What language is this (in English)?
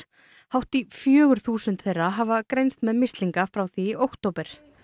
Icelandic